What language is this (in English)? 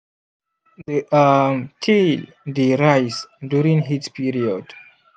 Nigerian Pidgin